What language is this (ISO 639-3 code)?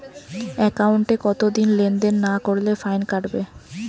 ben